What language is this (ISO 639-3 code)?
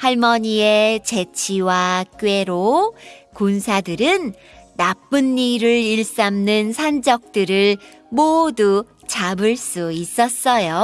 kor